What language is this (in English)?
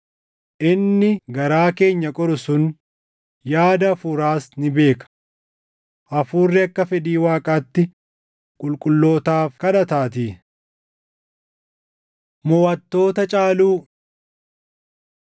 Oromo